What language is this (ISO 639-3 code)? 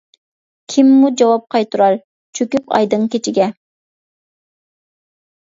uig